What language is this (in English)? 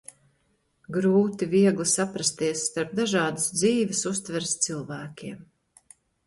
Latvian